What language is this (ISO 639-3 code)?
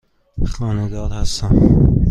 fas